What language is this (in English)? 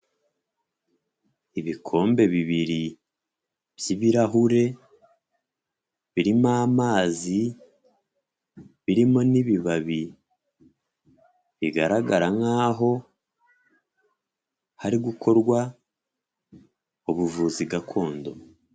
Kinyarwanda